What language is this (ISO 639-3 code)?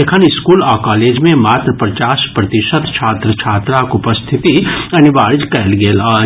mai